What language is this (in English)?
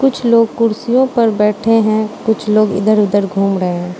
Hindi